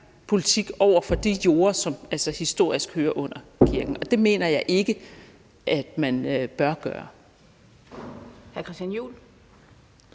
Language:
Danish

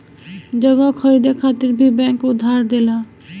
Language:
Bhojpuri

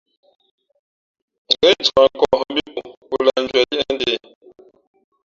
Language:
Fe'fe'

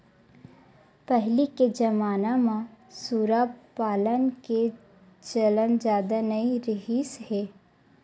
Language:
Chhattisgarhi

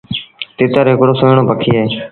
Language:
Sindhi Bhil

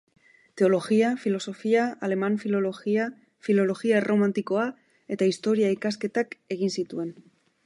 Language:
Basque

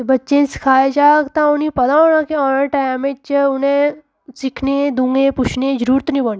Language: Dogri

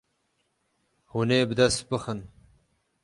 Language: Kurdish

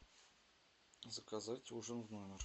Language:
Russian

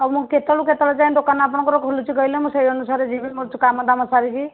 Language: Odia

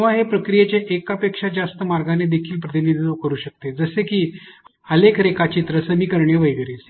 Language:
Marathi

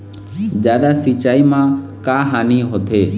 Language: Chhattisgarhi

